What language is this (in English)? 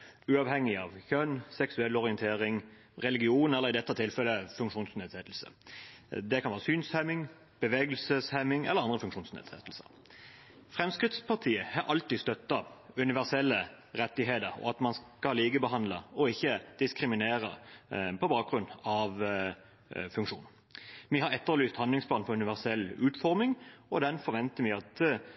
Norwegian Bokmål